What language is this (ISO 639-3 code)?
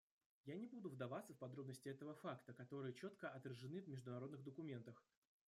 rus